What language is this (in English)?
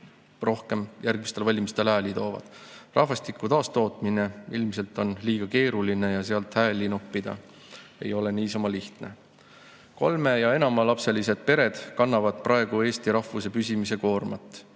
Estonian